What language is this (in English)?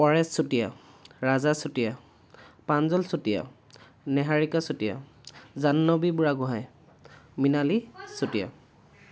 Assamese